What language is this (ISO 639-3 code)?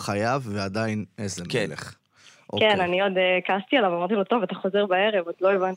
heb